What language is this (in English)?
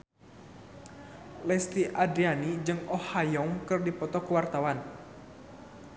Sundanese